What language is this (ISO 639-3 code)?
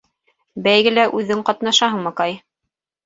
bak